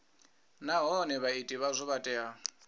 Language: Venda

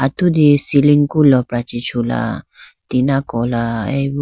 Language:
Idu-Mishmi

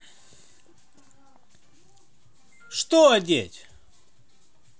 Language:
Russian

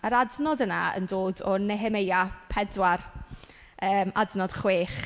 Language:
Welsh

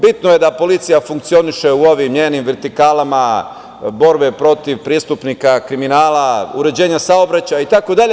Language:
Serbian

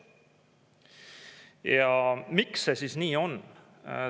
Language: Estonian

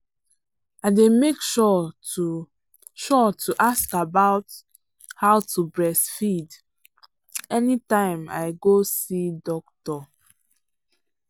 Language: Nigerian Pidgin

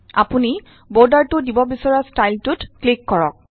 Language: Assamese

